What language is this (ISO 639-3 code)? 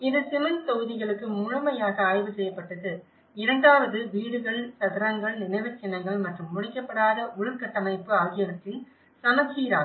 tam